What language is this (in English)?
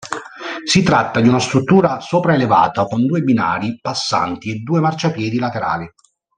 Italian